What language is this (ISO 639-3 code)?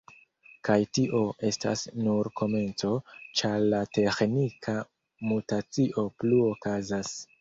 epo